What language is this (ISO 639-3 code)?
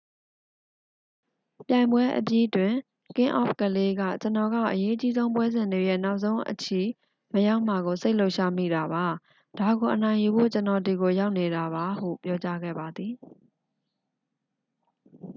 mya